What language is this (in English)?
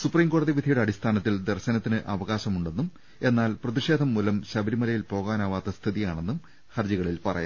Malayalam